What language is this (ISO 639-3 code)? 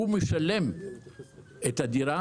heb